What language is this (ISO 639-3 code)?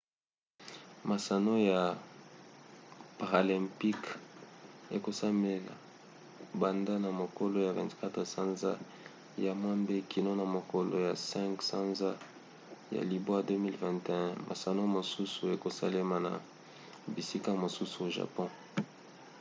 lin